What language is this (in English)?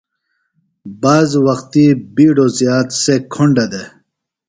Phalura